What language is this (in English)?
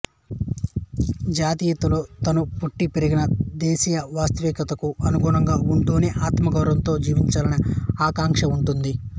Telugu